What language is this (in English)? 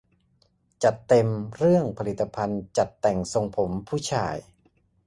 Thai